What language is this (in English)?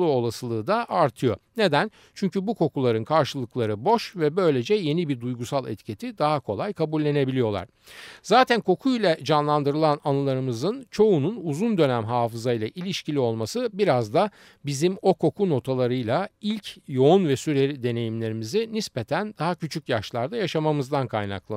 Turkish